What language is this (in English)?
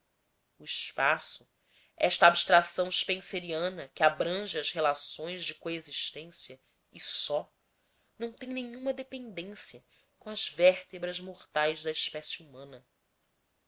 Portuguese